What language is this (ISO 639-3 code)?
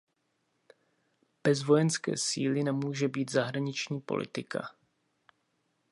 ces